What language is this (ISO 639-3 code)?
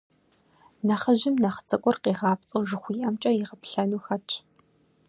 kbd